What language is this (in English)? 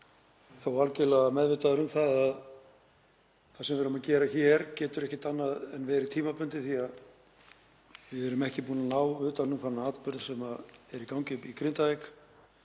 Icelandic